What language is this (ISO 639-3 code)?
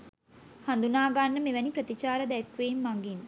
sin